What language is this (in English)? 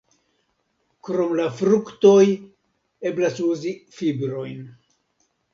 Esperanto